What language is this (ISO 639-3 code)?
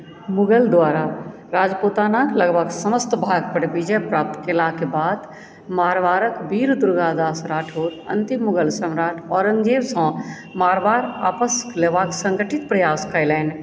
mai